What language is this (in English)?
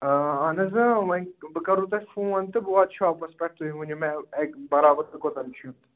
Kashmiri